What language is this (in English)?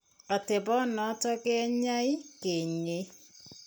Kalenjin